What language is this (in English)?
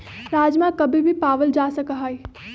Magahi